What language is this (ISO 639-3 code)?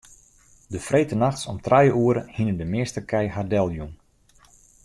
fry